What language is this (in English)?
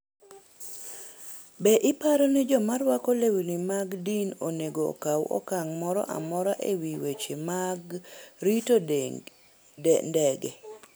Luo (Kenya and Tanzania)